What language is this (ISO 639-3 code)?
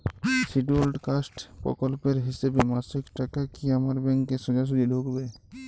ben